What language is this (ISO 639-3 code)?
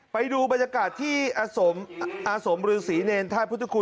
tha